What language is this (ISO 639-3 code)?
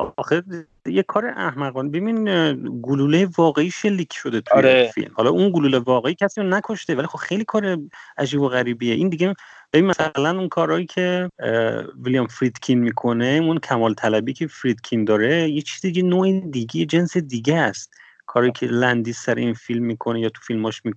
fas